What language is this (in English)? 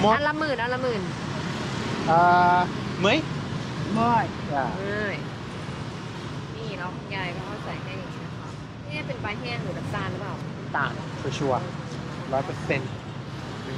Thai